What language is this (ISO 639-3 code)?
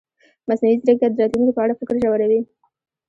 pus